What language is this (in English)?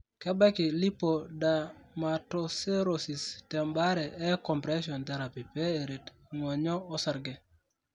Masai